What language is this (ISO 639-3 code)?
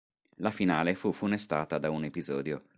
ita